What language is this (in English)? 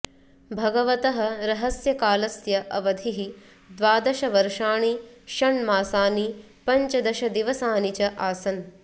Sanskrit